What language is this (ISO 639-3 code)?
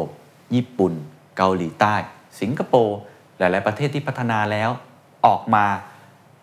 tha